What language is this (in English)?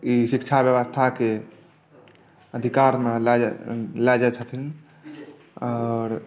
Maithili